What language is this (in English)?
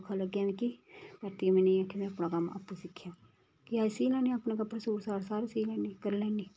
Dogri